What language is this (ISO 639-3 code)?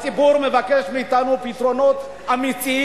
heb